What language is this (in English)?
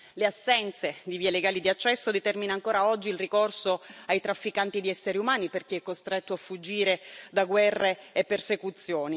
Italian